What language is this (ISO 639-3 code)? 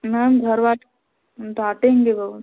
hin